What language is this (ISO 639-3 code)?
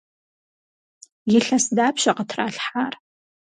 kbd